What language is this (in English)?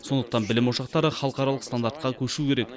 Kazakh